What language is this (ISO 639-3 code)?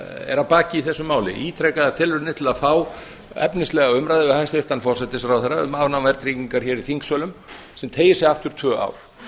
isl